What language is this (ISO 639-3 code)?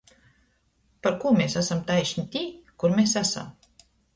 ltg